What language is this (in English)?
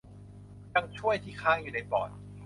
Thai